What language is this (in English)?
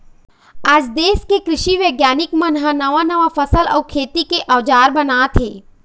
Chhattisgarhi